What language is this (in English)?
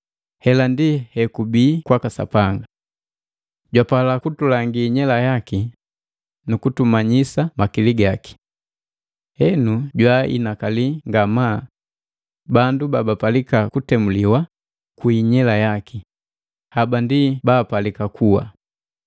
Matengo